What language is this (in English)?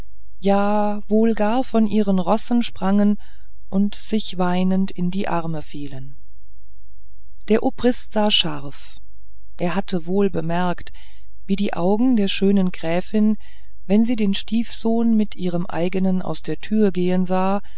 German